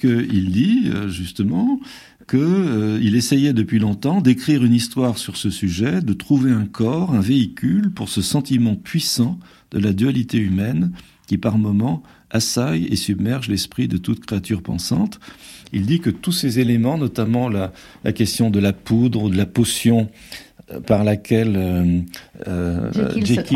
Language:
French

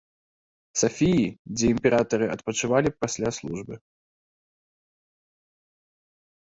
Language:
Belarusian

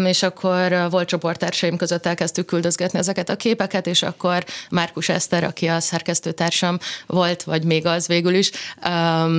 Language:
Hungarian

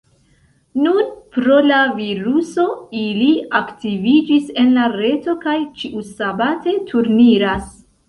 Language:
Esperanto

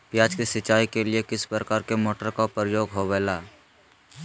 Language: Magahi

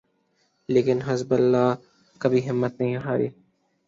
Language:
Urdu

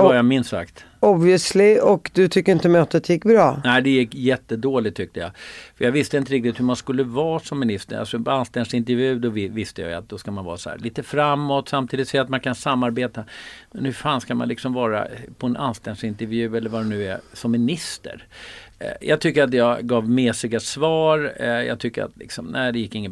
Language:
Swedish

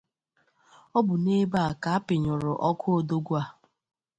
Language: Igbo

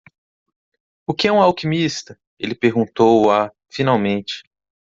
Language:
Portuguese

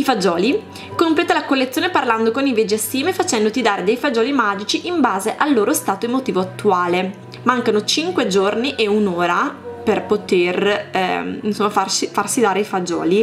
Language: Italian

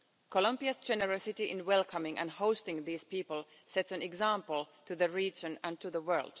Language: English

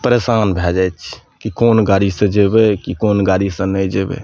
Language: Maithili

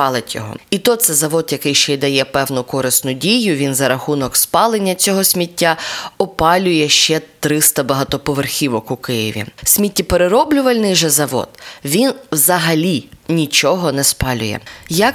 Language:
Ukrainian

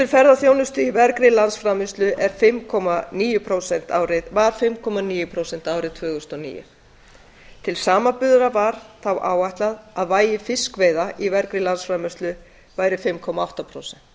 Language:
Icelandic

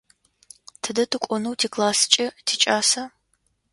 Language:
Adyghe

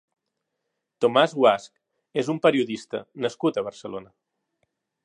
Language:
Catalan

